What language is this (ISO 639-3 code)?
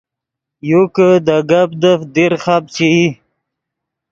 ydg